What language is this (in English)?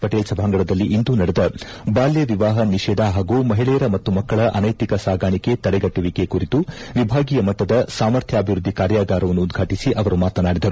Kannada